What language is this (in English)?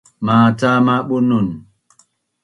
Bunun